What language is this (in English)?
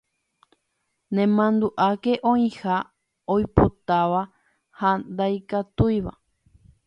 Guarani